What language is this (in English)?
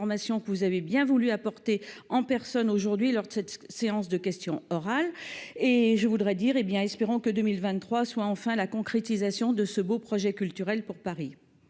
French